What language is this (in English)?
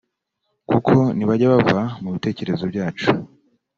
Kinyarwanda